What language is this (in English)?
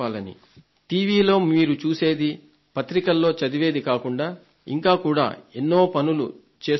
Telugu